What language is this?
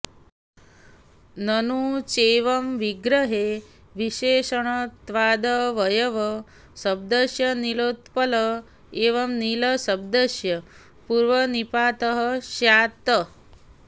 Sanskrit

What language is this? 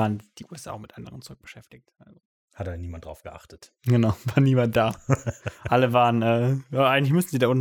German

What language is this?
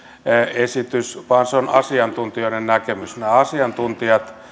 Finnish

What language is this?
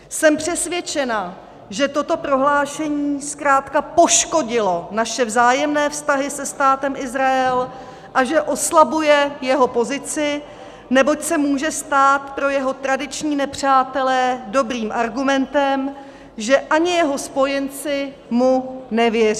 Czech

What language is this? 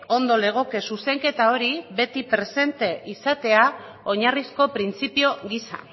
Basque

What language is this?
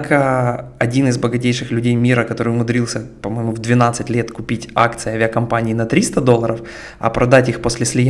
Russian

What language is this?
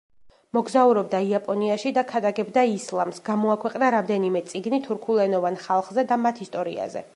Georgian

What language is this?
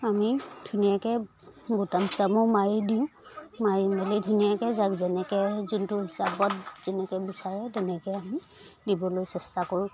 Assamese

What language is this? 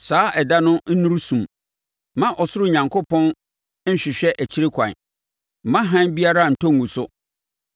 Akan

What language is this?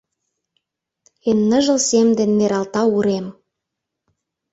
Mari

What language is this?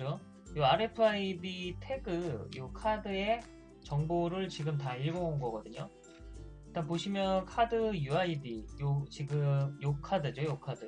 Korean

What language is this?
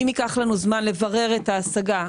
Hebrew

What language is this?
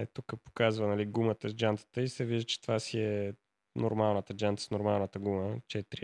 Bulgarian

